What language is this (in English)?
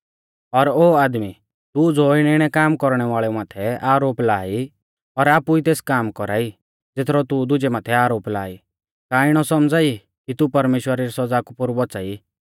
Mahasu Pahari